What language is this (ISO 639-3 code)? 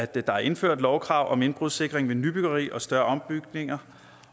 dan